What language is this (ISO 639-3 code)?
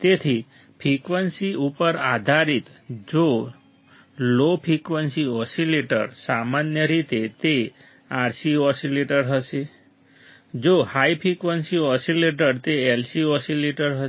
guj